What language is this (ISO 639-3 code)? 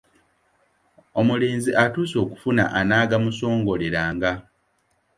lug